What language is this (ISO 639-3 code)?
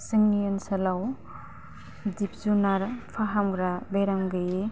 brx